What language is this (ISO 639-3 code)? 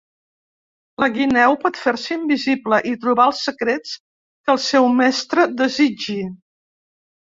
cat